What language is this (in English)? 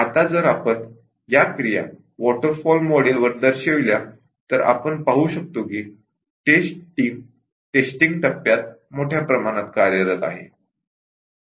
Marathi